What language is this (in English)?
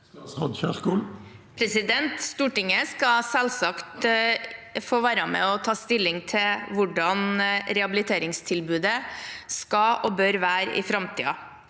Norwegian